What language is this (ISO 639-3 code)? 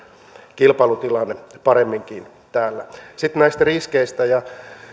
fin